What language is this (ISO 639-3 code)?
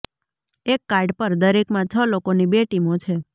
guj